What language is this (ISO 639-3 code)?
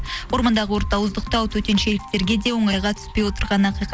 kaz